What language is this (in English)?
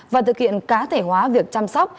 Vietnamese